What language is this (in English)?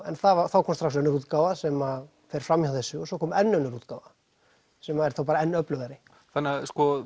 Icelandic